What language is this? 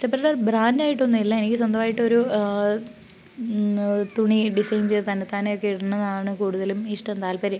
Malayalam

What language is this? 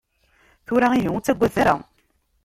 Kabyle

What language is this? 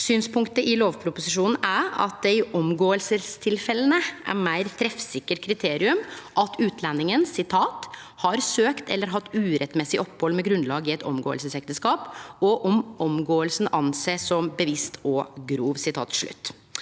Norwegian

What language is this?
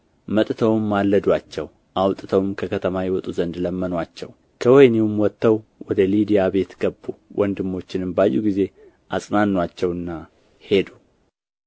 Amharic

